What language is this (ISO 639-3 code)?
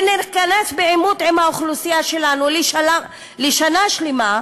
heb